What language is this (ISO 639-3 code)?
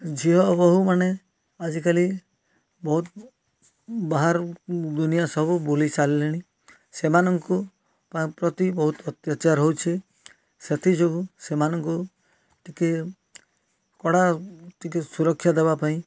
ori